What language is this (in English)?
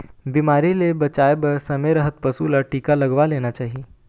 Chhattisgarhi